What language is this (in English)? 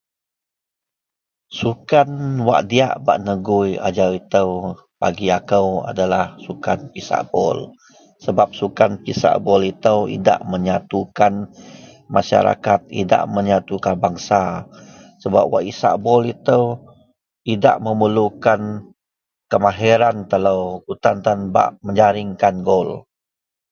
Central Melanau